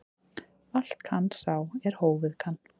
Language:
Icelandic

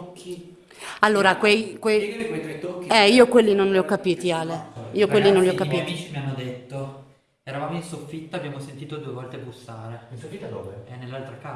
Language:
Italian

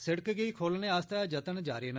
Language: Dogri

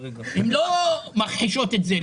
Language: Hebrew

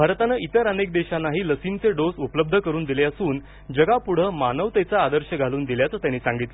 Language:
Marathi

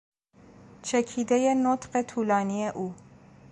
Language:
Persian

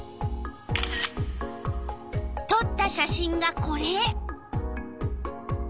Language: Japanese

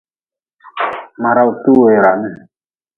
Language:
Nawdm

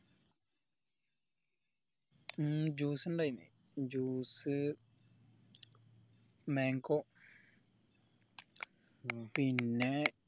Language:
Malayalam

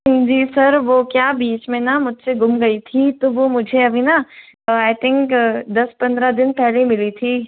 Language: Hindi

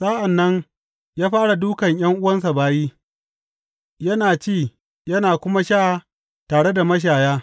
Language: Hausa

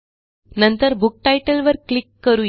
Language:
Marathi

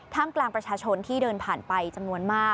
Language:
Thai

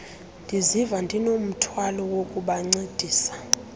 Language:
Xhosa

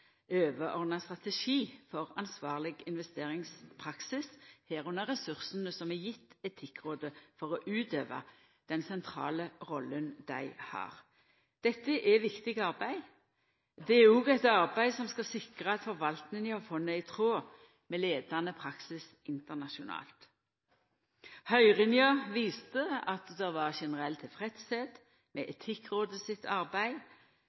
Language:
Norwegian Nynorsk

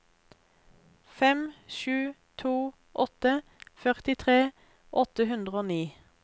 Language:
Norwegian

